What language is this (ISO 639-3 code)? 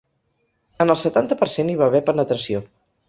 cat